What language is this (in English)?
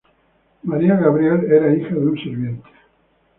Spanish